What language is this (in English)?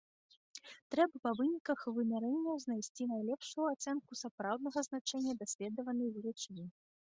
Belarusian